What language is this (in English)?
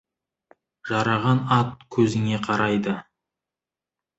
Kazakh